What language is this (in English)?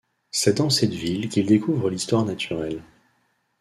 French